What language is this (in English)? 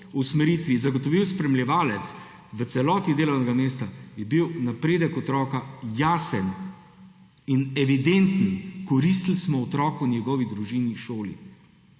Slovenian